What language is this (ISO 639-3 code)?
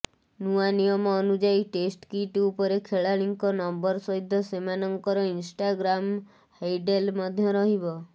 ori